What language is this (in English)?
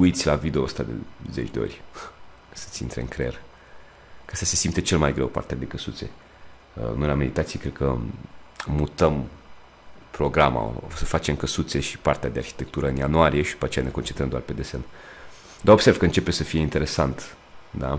Romanian